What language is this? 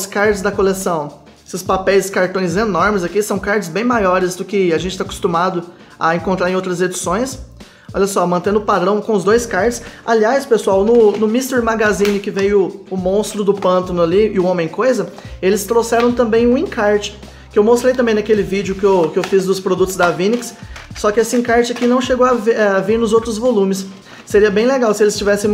Portuguese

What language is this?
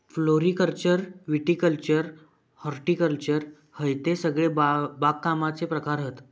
Marathi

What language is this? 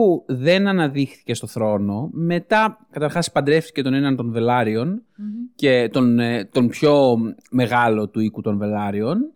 Greek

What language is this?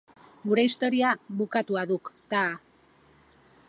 Basque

